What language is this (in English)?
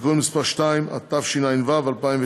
Hebrew